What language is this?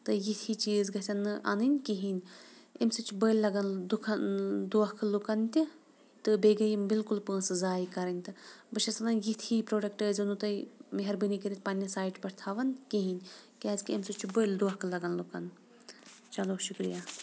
Kashmiri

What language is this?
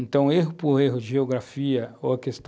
Portuguese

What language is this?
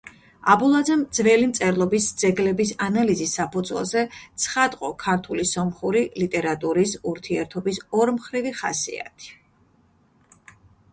Georgian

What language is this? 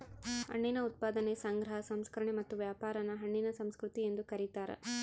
Kannada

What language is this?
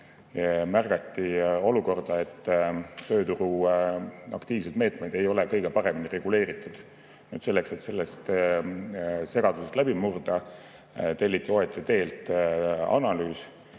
Estonian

